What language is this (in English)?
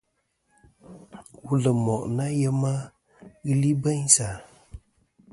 Kom